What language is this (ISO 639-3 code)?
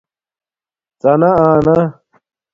dmk